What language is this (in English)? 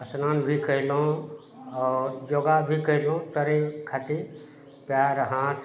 Maithili